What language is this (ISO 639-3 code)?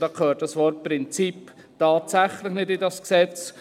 gsw